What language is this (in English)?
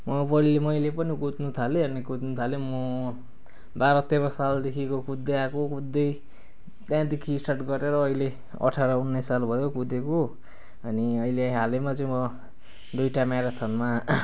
Nepali